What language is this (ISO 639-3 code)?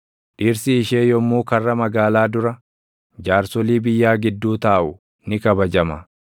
orm